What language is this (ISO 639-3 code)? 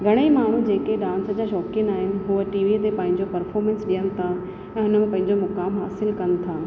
snd